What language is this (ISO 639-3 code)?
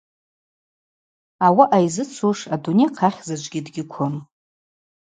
abq